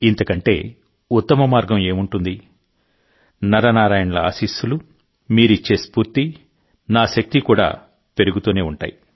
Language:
Telugu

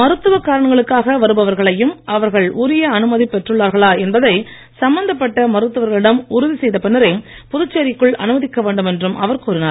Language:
Tamil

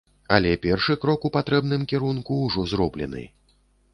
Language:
Belarusian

